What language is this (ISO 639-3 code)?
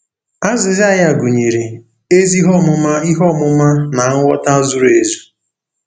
ibo